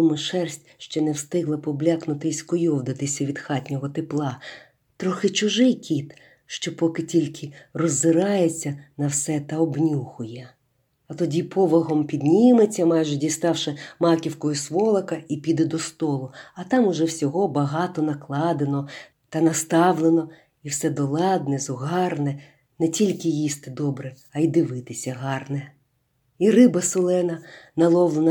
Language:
Ukrainian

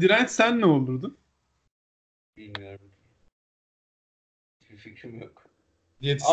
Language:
Turkish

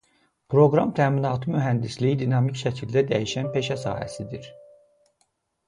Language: Azerbaijani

